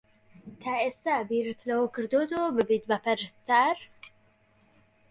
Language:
Central Kurdish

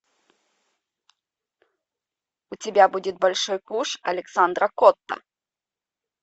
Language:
Russian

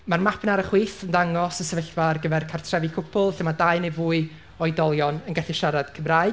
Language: Welsh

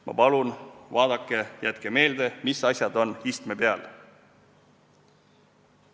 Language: Estonian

